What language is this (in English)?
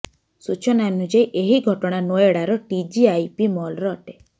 Odia